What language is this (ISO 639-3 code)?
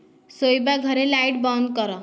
ori